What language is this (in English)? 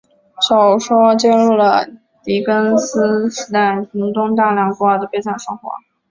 Chinese